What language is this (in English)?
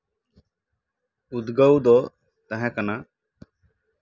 Santali